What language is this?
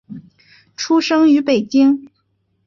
Chinese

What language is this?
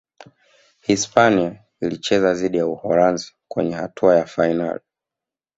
Swahili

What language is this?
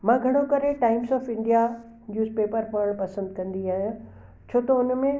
Sindhi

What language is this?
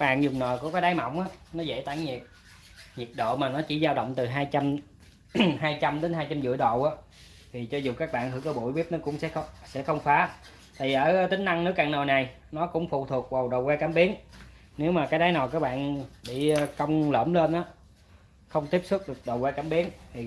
Vietnamese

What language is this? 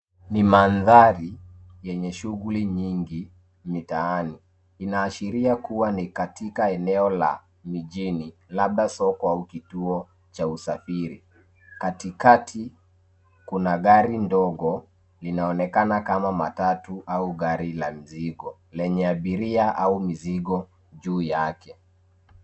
Swahili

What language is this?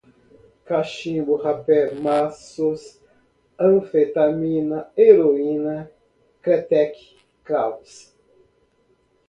Portuguese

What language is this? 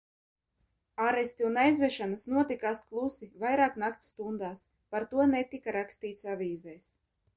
Latvian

